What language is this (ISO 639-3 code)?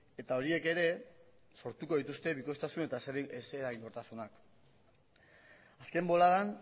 eus